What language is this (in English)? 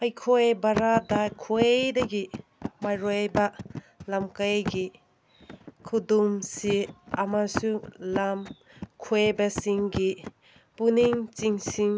Manipuri